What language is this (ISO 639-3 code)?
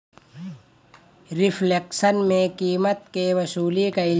bho